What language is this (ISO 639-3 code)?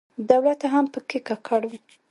pus